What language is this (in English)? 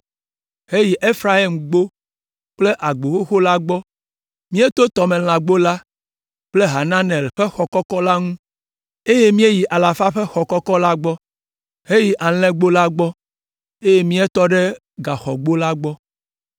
Ewe